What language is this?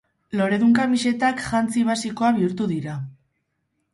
Basque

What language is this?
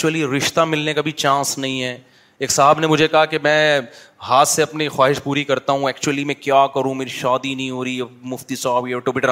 Urdu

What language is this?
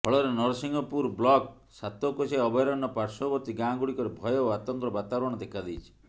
Odia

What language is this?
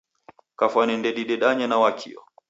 Taita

